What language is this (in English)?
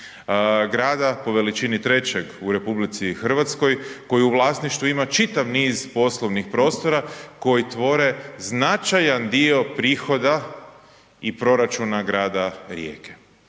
Croatian